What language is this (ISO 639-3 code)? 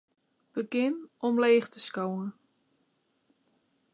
fry